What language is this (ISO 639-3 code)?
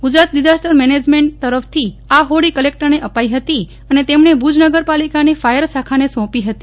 guj